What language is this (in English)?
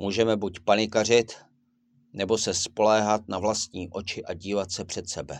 Czech